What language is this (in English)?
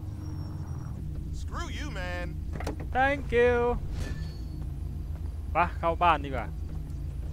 Thai